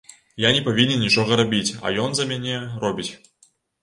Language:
Belarusian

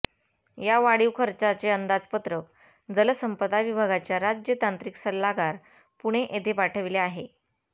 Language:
Marathi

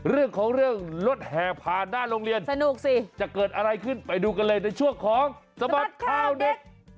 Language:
Thai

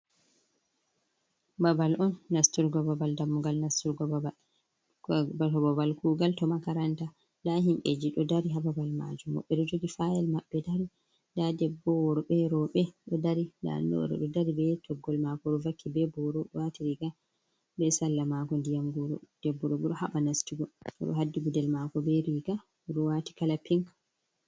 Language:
Fula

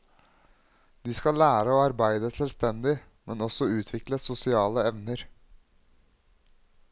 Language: Norwegian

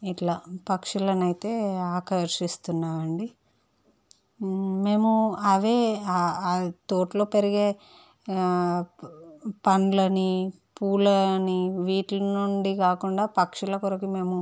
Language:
Telugu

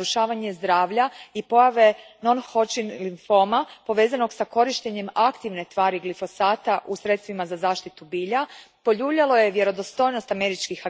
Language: Croatian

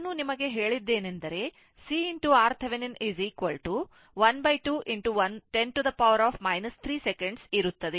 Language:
Kannada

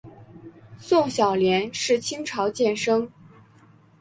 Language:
Chinese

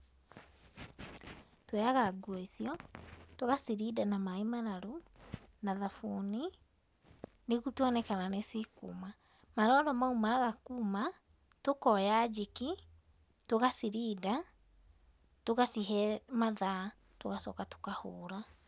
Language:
Kikuyu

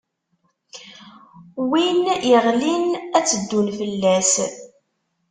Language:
Kabyle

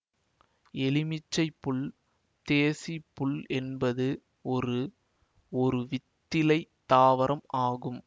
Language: Tamil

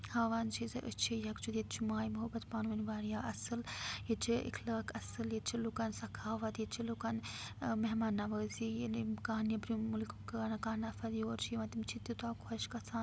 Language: Kashmiri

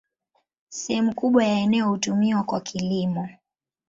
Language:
Swahili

